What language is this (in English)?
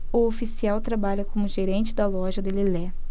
Portuguese